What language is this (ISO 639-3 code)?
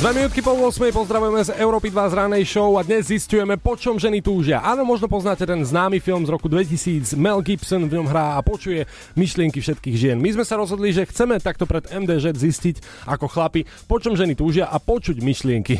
slk